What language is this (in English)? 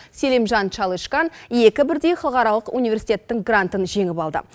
Kazakh